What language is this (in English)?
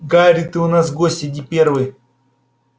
Russian